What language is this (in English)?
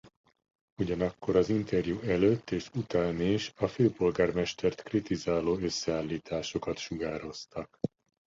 Hungarian